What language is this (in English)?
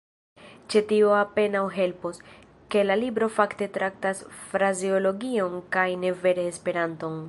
Esperanto